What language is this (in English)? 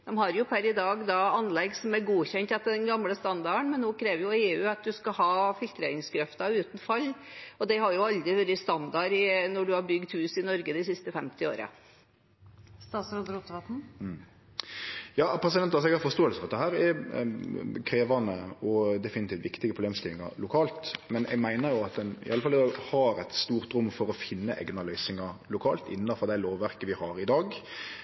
Norwegian